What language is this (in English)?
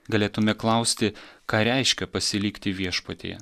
Lithuanian